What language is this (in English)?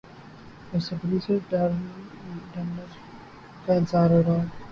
Urdu